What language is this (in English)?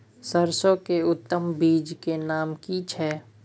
Maithili